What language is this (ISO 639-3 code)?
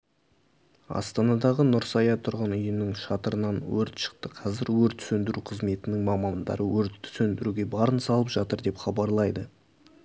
kaz